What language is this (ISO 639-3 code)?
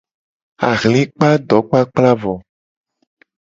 gej